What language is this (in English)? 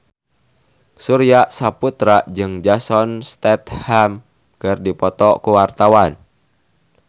Sundanese